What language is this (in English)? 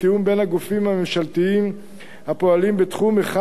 Hebrew